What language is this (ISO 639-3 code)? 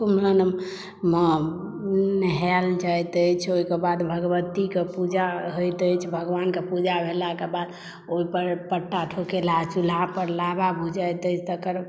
mai